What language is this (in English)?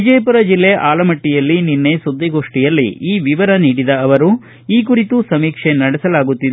Kannada